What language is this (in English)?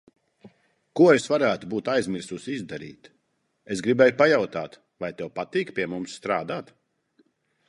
Latvian